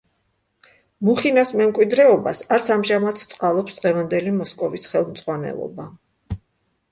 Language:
Georgian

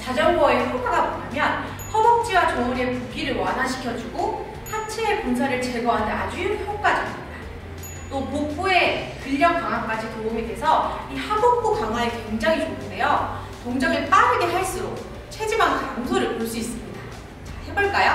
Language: Korean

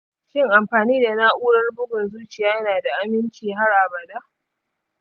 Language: Hausa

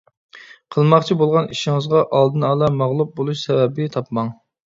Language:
Uyghur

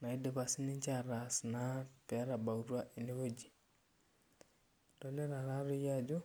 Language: Masai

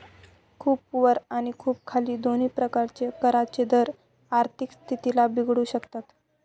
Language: Marathi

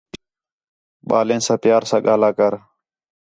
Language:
Khetrani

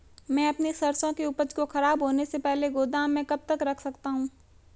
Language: Hindi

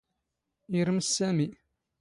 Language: Standard Moroccan Tamazight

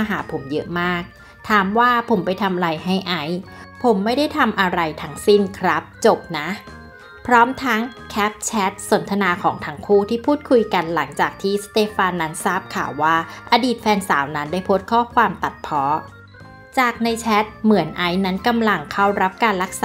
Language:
Thai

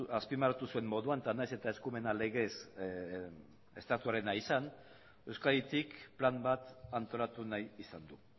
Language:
Basque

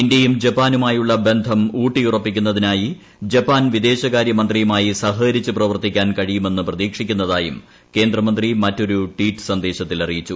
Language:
Malayalam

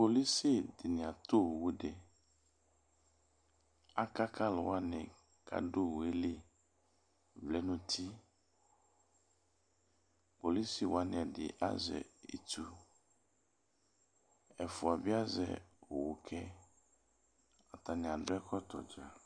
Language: Ikposo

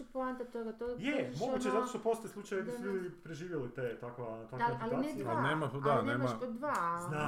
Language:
Croatian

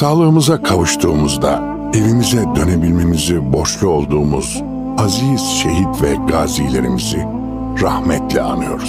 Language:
Turkish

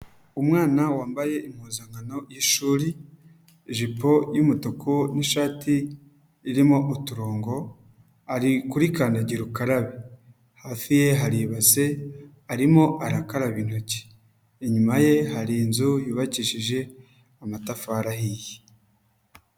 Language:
Kinyarwanda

